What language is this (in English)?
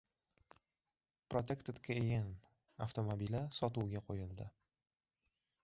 Uzbek